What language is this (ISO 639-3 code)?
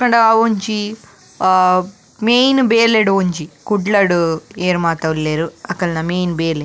tcy